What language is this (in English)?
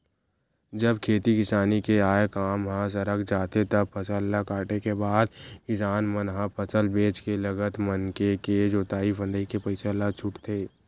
Chhattisgarhi